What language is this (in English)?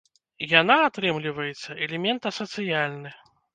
Belarusian